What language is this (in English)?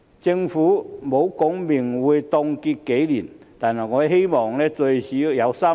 Cantonese